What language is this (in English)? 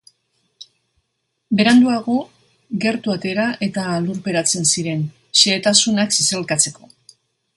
Basque